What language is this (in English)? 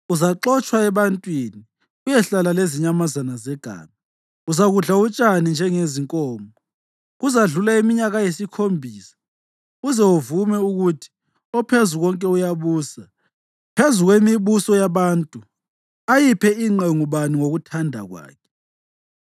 North Ndebele